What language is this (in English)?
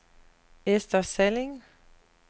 Danish